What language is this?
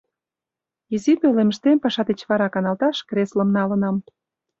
Mari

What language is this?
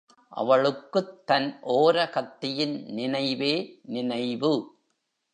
Tamil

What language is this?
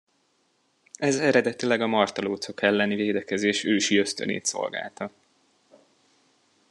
Hungarian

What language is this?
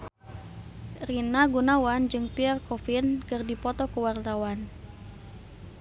Sundanese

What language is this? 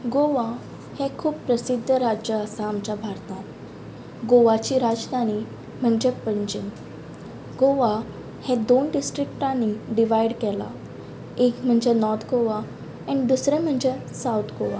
Konkani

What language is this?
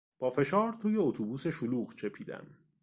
Persian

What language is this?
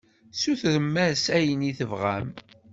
Kabyle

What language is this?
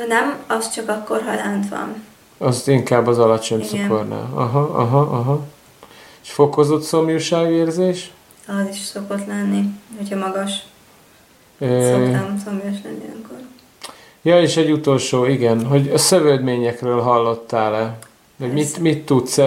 Hungarian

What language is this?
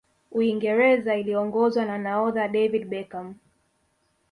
Swahili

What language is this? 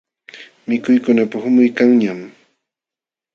Jauja Wanca Quechua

